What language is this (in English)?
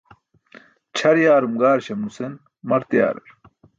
Burushaski